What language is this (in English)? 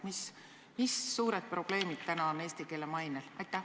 Estonian